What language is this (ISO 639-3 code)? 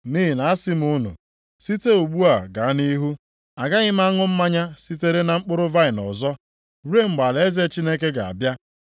ibo